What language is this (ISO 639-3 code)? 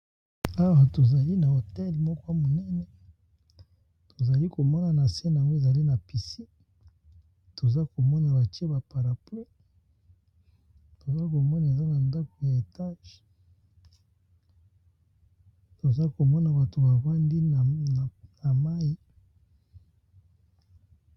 lin